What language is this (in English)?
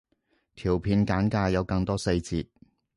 Cantonese